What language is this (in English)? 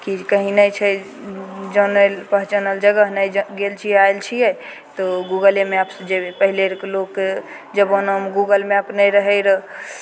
Maithili